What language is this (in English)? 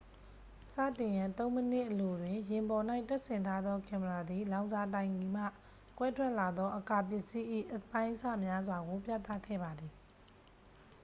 Burmese